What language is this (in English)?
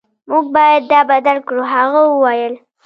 Pashto